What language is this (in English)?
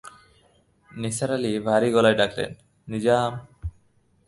Bangla